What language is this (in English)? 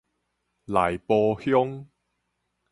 Min Nan Chinese